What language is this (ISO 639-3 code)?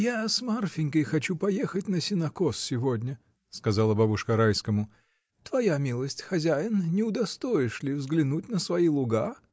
rus